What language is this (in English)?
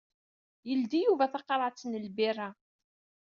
Kabyle